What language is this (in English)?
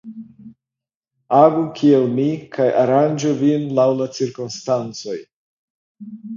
Esperanto